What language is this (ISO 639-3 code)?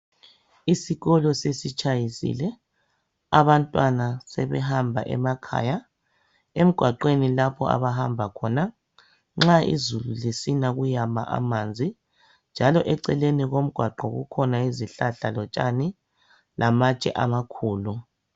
nde